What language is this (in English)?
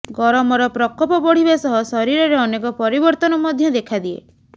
Odia